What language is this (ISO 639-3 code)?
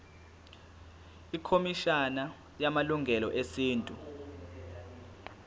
zul